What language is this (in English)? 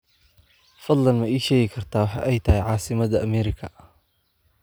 Somali